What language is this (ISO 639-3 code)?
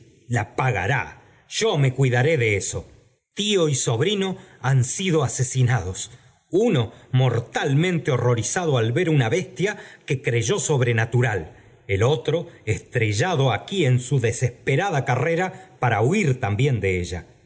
spa